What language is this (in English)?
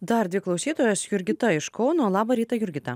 Lithuanian